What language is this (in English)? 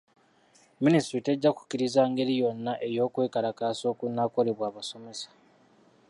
Ganda